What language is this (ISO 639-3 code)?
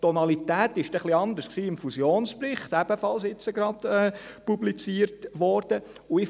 gsw